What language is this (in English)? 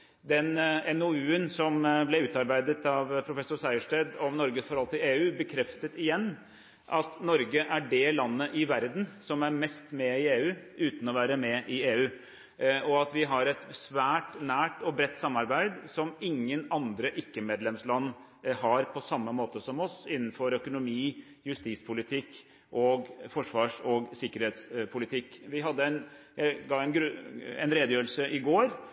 Norwegian Bokmål